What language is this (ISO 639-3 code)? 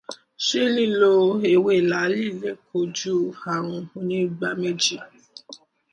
yor